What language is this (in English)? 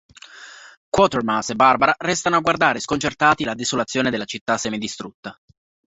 Italian